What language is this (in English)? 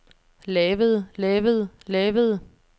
Danish